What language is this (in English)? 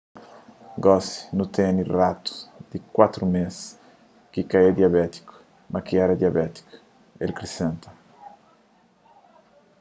Kabuverdianu